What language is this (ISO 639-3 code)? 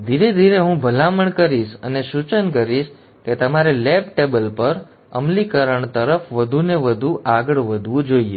guj